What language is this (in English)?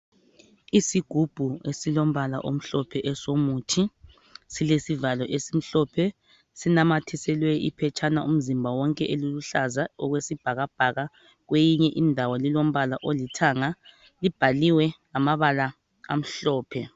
North Ndebele